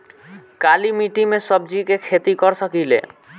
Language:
Bhojpuri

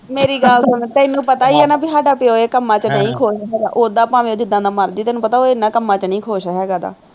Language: Punjabi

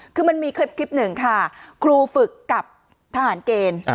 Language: Thai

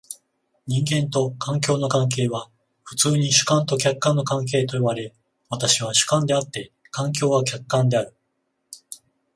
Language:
Japanese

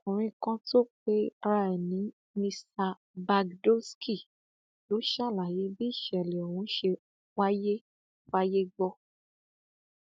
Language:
Yoruba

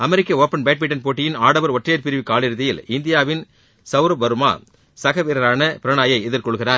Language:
Tamil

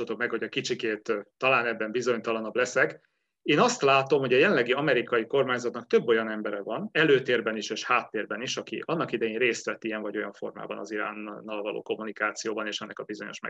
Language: Hungarian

